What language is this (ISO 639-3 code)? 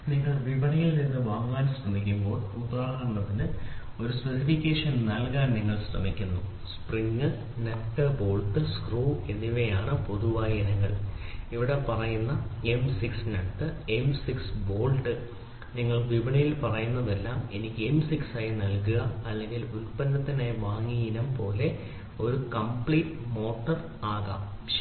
mal